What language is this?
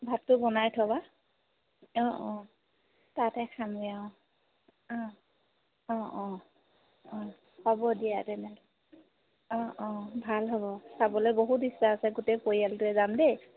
Assamese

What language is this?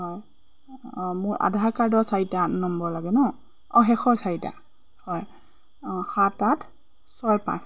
Assamese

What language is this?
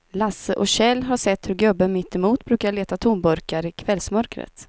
Swedish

